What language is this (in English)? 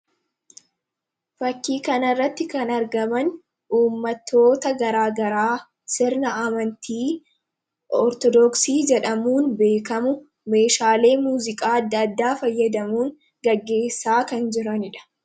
Oromo